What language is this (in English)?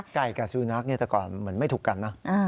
Thai